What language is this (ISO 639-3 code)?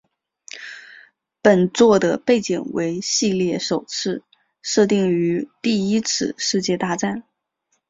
zho